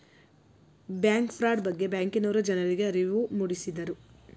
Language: Kannada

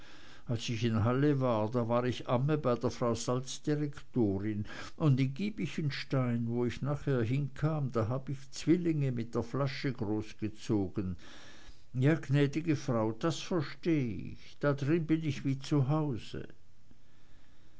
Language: German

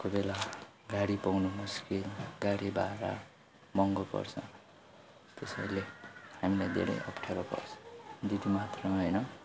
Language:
Nepali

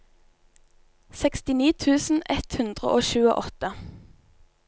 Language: Norwegian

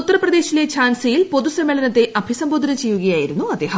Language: Malayalam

